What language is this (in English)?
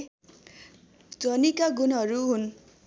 Nepali